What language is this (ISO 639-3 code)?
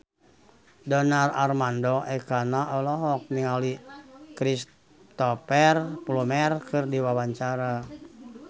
sun